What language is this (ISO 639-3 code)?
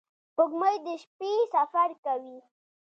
pus